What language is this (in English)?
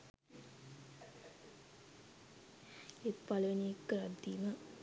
Sinhala